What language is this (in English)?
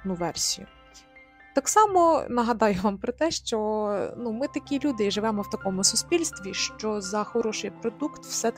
Ukrainian